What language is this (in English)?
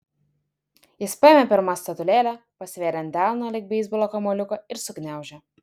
Lithuanian